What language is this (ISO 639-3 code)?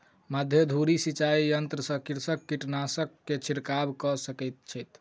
mai